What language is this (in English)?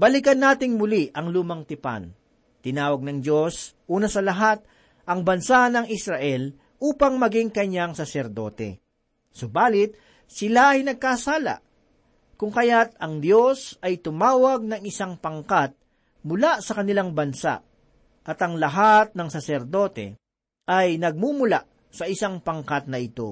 Filipino